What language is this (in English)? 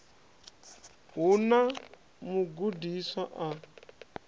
Venda